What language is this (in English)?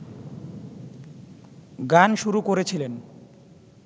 Bangla